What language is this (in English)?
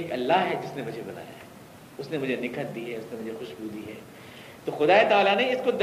Urdu